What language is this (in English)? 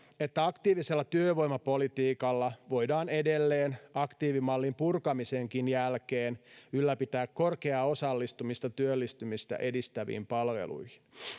Finnish